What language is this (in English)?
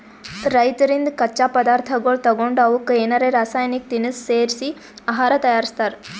Kannada